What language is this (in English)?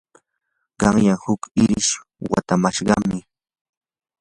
Yanahuanca Pasco Quechua